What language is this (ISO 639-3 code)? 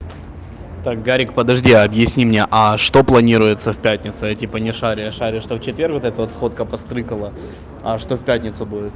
rus